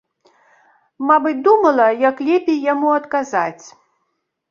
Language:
Belarusian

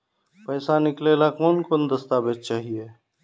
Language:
Magahi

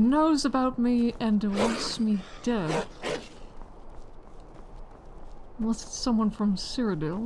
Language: English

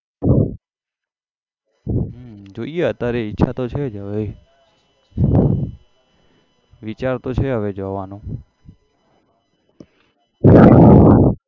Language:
Gujarati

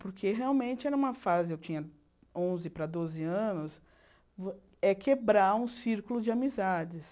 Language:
Portuguese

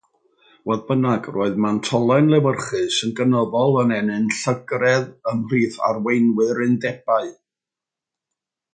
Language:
Welsh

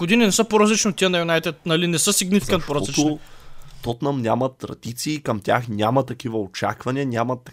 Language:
Bulgarian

